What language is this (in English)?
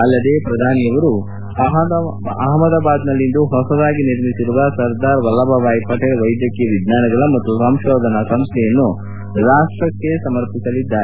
Kannada